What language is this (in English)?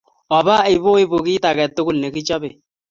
Kalenjin